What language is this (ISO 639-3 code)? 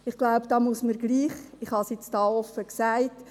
gsw